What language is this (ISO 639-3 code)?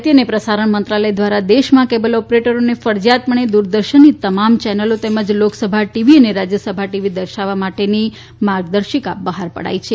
guj